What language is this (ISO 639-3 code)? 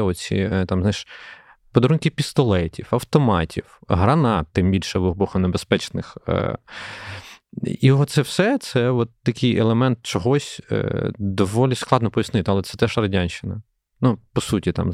ukr